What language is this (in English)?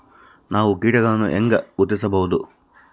Kannada